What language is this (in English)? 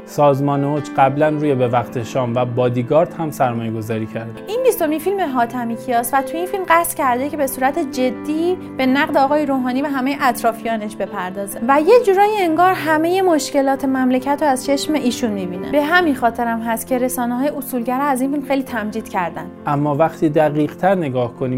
Persian